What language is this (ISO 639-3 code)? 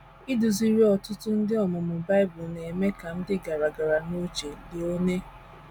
ibo